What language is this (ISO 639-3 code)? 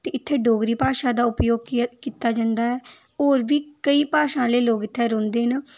doi